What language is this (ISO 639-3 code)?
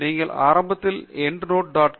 tam